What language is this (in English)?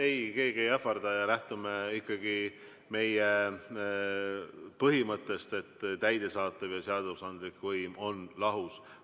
Estonian